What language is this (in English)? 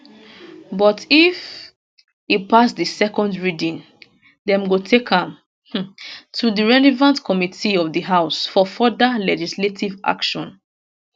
Nigerian Pidgin